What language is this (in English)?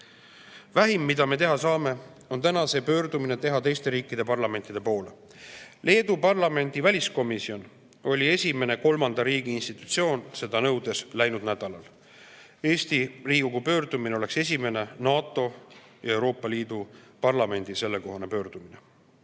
Estonian